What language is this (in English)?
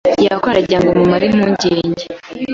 Kinyarwanda